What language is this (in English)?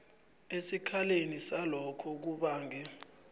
South Ndebele